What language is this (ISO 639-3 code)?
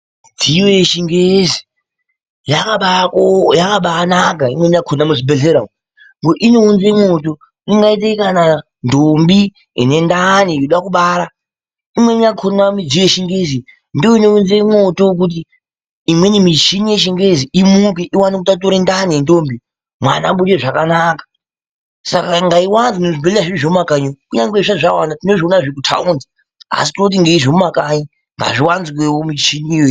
ndc